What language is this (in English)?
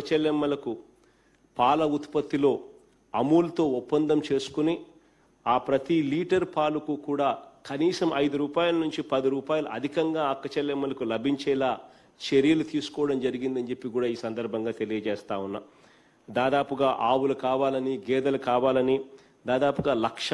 Telugu